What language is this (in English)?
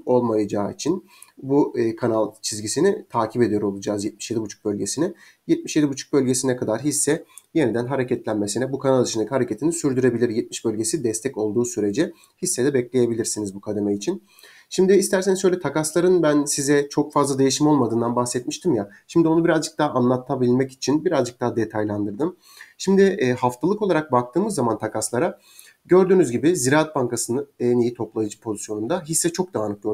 Turkish